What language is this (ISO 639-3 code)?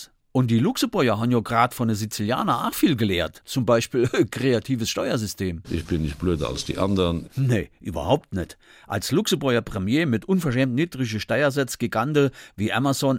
deu